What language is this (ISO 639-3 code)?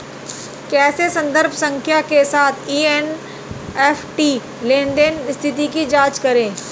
hin